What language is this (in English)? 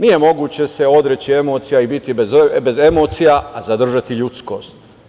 Serbian